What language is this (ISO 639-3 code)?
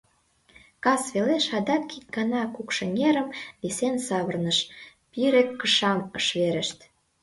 chm